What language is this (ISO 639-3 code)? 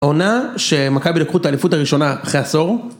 heb